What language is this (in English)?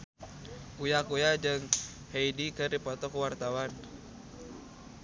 Sundanese